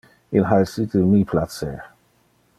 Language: Interlingua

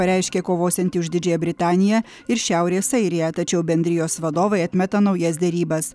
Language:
Lithuanian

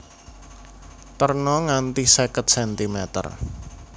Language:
Javanese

